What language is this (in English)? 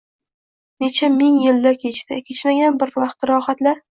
Uzbek